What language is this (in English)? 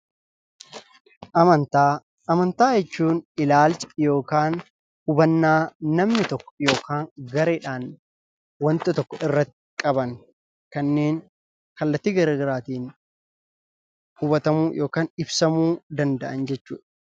Oromo